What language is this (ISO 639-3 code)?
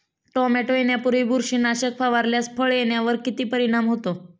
mar